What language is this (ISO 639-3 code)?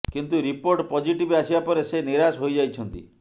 ori